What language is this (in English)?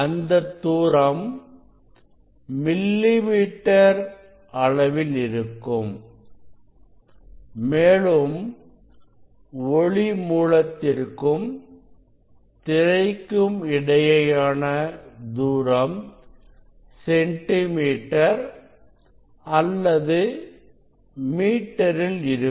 Tamil